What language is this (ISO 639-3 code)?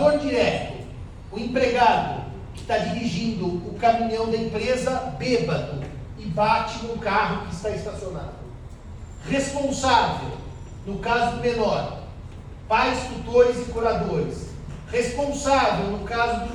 por